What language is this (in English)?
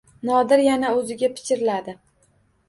Uzbek